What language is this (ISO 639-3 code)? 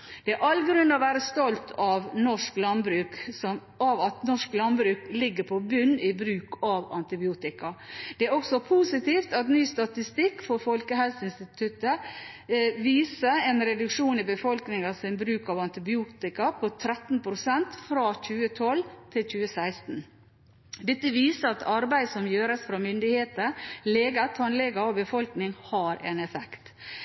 nob